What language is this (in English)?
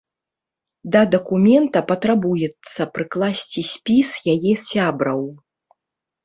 Belarusian